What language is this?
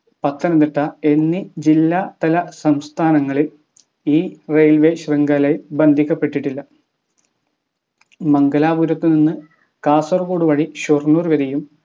Malayalam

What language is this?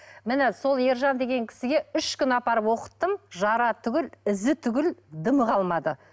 Kazakh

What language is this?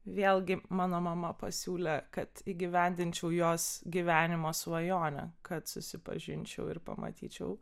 Lithuanian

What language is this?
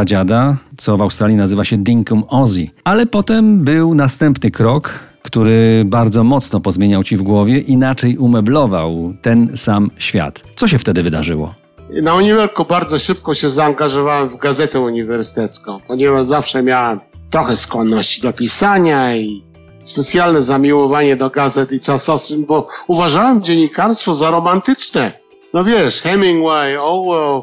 Polish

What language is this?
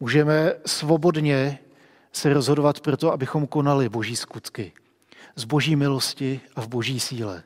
Czech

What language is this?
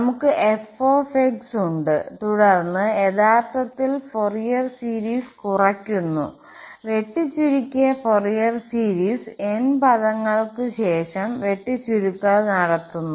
Malayalam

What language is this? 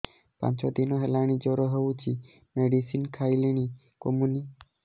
Odia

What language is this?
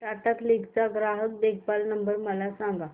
Marathi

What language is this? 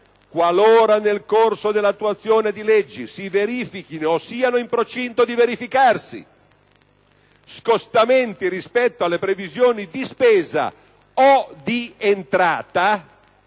Italian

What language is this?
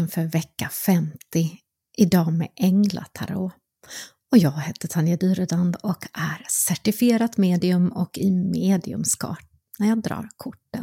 Swedish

